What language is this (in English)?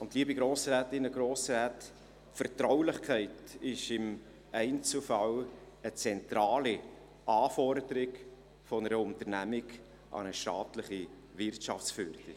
Swiss German